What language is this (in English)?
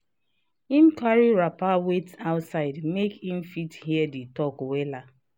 Nigerian Pidgin